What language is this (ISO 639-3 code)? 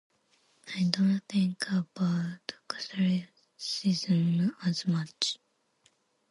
eng